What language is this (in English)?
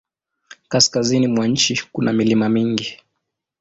Swahili